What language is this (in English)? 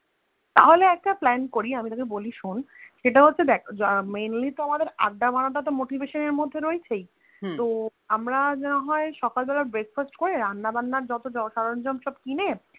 Bangla